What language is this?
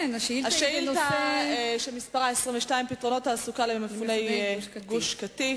Hebrew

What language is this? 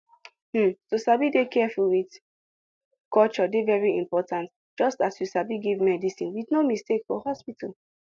Nigerian Pidgin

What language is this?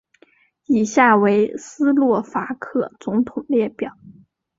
Chinese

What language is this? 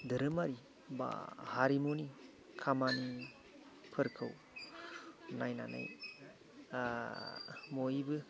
Bodo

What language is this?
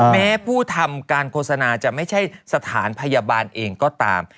Thai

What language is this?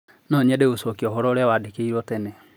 Kikuyu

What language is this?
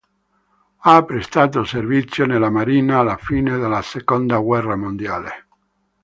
Italian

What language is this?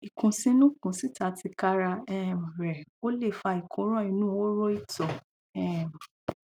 Yoruba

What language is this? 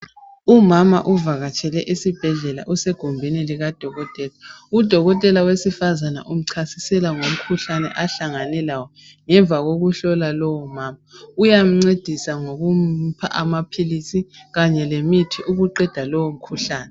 North Ndebele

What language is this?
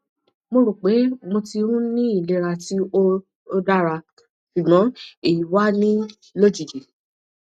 Yoruba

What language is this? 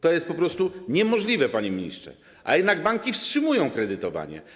Polish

